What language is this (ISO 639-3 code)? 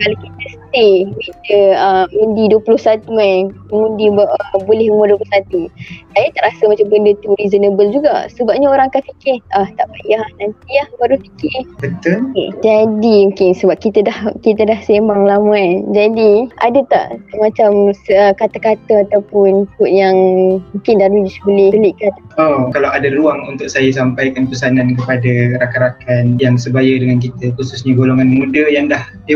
msa